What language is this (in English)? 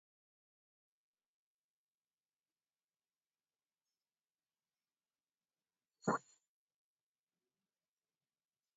Basque